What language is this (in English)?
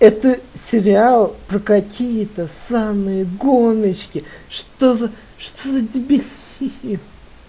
Russian